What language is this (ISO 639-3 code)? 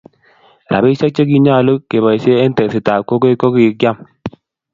kln